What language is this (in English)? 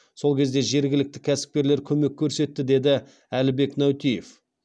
Kazakh